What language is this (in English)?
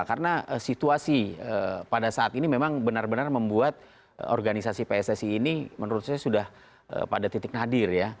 Indonesian